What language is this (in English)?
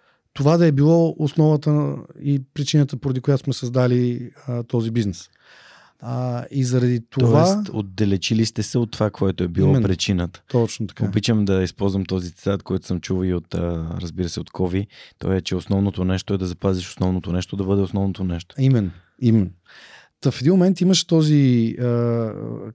Bulgarian